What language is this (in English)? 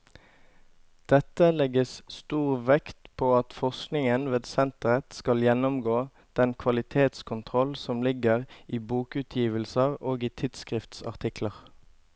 Norwegian